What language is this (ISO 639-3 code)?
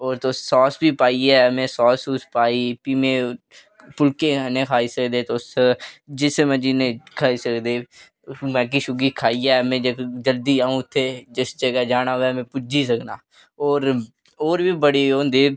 doi